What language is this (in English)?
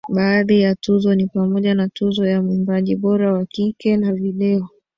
Swahili